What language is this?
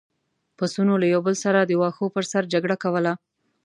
Pashto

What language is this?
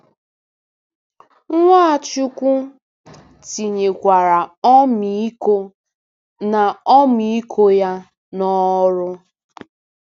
Igbo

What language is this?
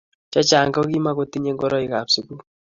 Kalenjin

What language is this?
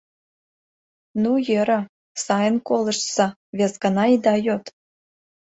Mari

